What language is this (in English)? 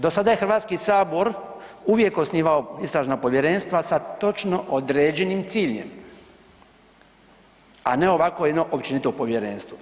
Croatian